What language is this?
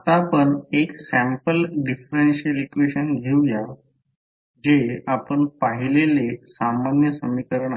Marathi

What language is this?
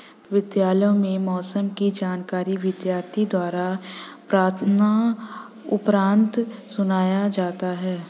Hindi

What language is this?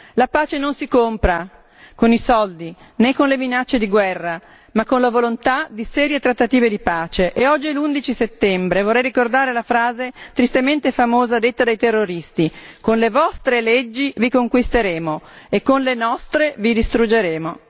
Italian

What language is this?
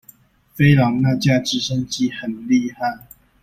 Chinese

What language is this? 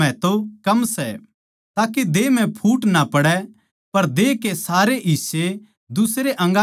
Haryanvi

